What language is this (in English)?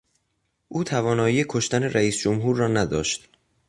Persian